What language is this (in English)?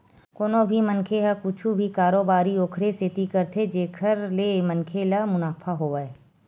Chhattisgarhi